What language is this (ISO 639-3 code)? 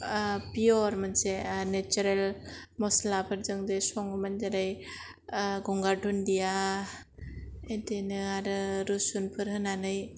brx